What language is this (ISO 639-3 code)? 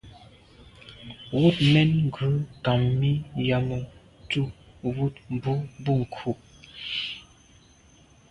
byv